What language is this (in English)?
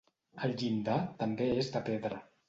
Catalan